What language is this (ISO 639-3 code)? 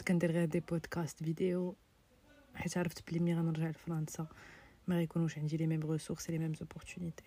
ara